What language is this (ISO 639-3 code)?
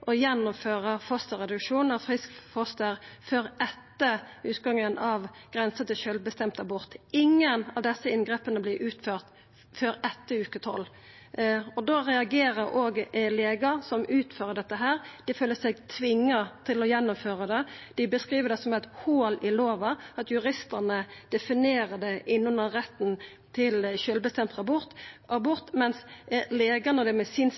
nno